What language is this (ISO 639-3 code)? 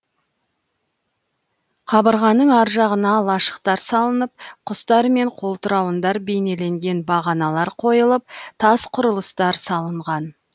kaz